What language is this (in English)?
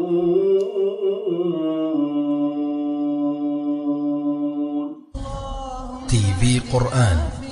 Arabic